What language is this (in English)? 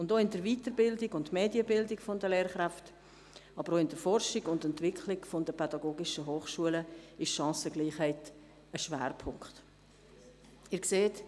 Swiss German